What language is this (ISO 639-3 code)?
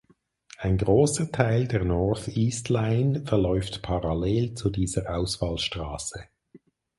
deu